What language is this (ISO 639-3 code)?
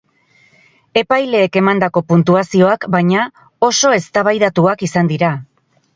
eus